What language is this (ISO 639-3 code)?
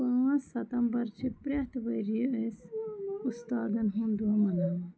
kas